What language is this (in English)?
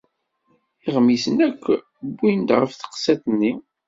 Kabyle